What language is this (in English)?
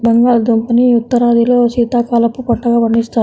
Telugu